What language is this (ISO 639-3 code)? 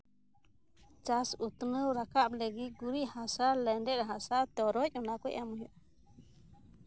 sat